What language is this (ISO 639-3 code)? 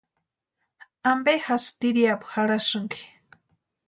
pua